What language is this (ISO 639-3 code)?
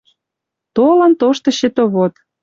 mrj